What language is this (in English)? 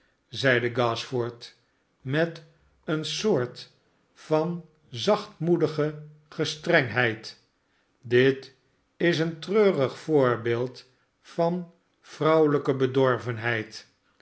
Dutch